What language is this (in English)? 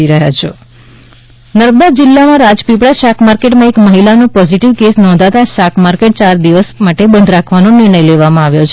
Gujarati